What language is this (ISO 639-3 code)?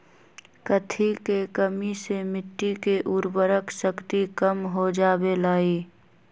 mag